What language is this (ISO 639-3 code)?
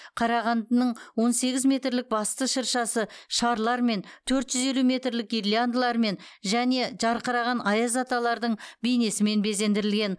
kaz